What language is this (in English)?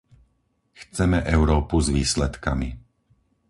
Slovak